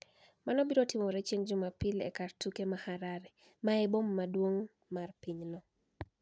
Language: Luo (Kenya and Tanzania)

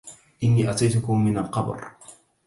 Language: Arabic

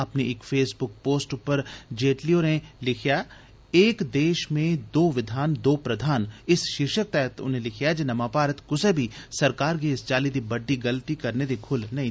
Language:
Dogri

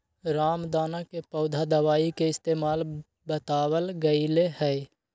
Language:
Magahi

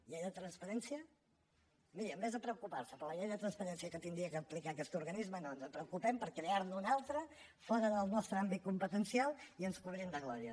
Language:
Catalan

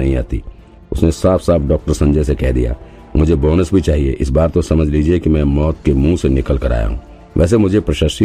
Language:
Hindi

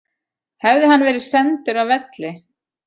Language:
Icelandic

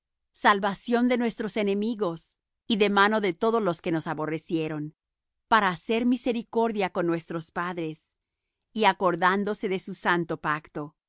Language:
Spanish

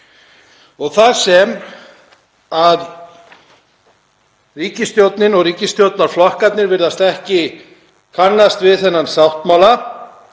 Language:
Icelandic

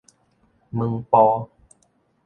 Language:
Min Nan Chinese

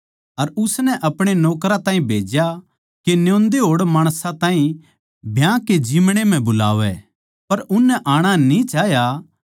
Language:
Haryanvi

